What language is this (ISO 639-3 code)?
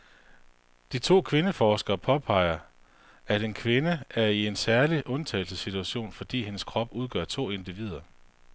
dan